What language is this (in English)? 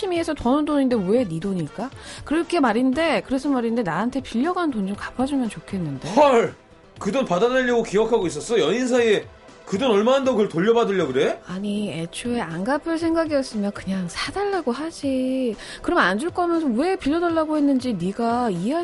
Korean